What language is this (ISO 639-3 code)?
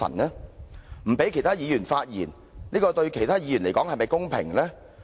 yue